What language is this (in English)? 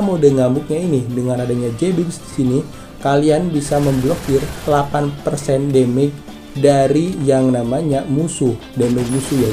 Indonesian